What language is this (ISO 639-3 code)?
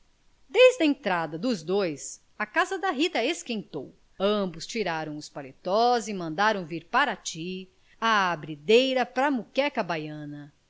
por